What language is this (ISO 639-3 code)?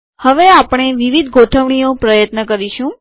guj